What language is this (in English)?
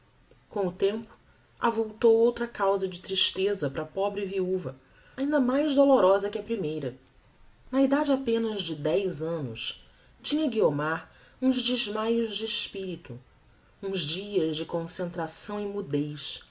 Portuguese